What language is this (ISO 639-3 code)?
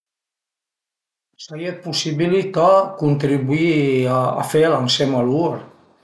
pms